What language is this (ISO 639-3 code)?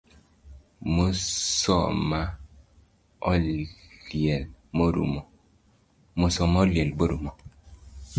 luo